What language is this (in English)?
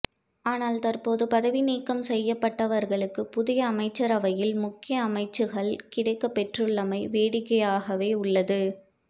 Tamil